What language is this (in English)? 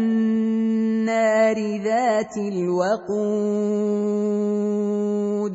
Arabic